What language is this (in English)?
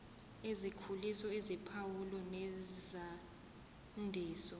Zulu